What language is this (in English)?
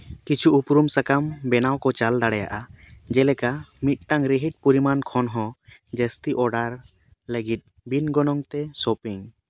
Santali